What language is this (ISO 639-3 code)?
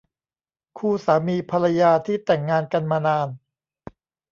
tha